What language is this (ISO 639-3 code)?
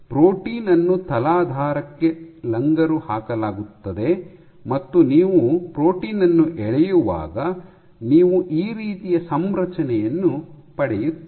kan